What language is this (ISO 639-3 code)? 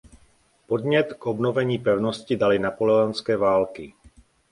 ces